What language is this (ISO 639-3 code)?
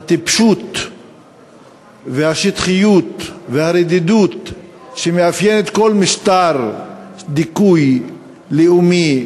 heb